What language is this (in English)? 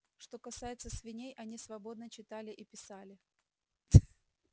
Russian